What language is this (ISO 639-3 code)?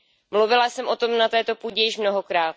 ces